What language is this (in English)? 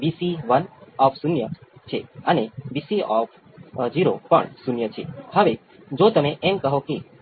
Gujarati